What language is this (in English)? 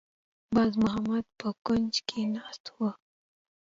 Pashto